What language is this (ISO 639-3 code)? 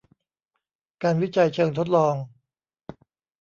tha